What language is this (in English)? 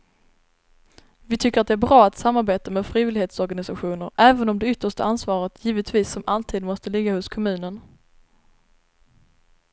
Swedish